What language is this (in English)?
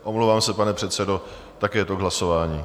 Czech